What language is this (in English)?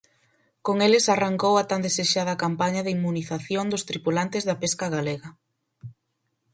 Galician